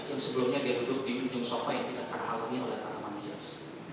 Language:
Indonesian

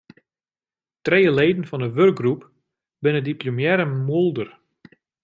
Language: Western Frisian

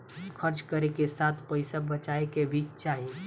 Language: Bhojpuri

